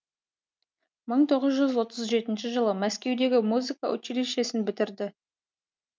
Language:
Kazakh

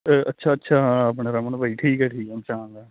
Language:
Punjabi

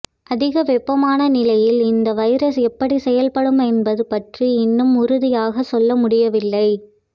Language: Tamil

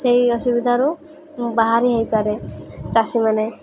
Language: Odia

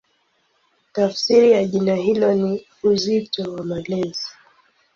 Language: Swahili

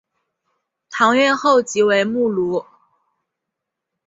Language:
Chinese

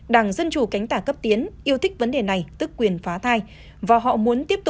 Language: Vietnamese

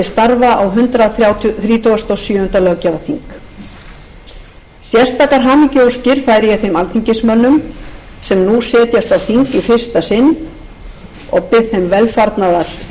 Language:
Icelandic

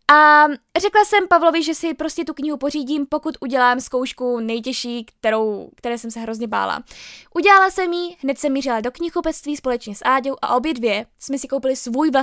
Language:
Czech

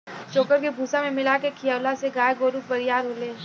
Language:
Bhojpuri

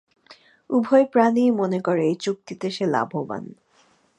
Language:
Bangla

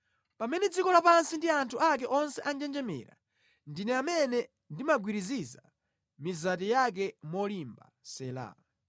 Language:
Nyanja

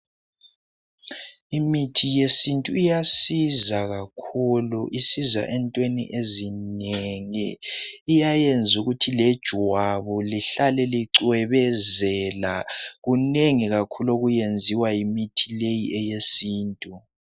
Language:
North Ndebele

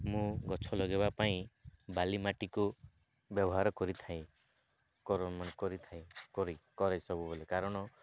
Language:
Odia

